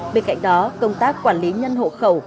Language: Vietnamese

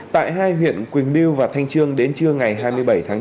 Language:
Vietnamese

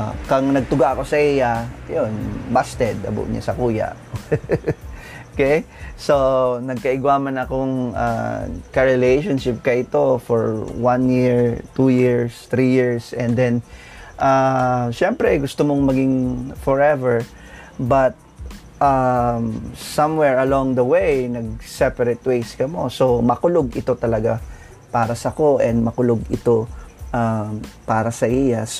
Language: Filipino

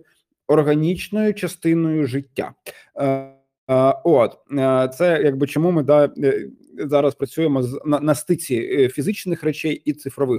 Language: Ukrainian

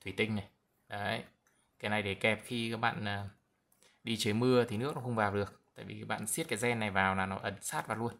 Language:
Vietnamese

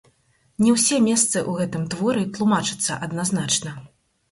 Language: Belarusian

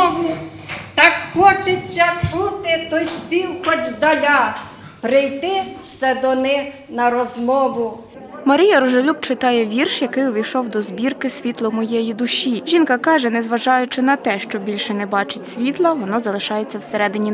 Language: Ukrainian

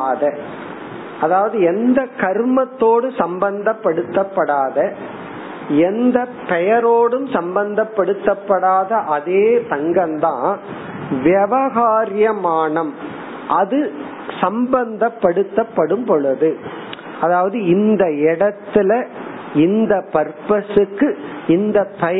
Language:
Tamil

